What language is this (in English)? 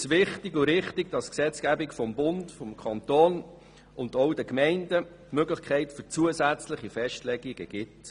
Swiss German